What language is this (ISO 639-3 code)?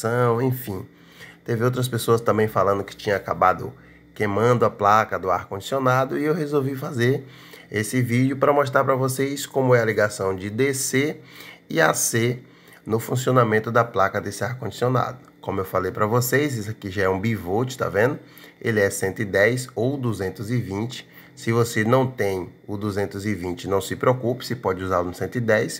por